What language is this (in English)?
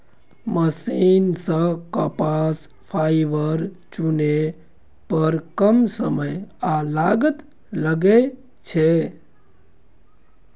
Maithili